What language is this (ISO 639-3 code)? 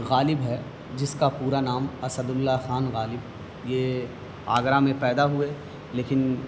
urd